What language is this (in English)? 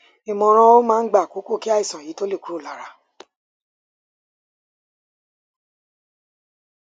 Yoruba